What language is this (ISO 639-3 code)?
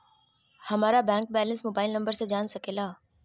mag